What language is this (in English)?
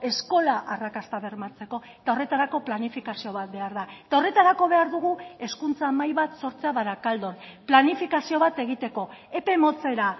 Basque